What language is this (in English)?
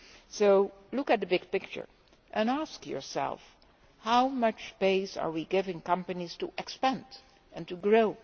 English